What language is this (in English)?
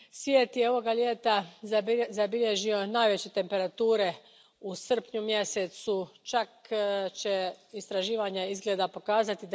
Croatian